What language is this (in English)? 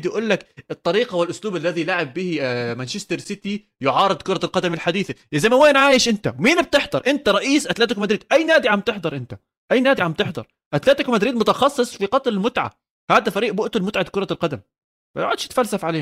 Arabic